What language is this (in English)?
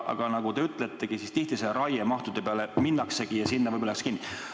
Estonian